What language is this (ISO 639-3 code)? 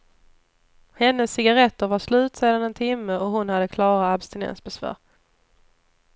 swe